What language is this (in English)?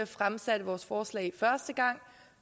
Danish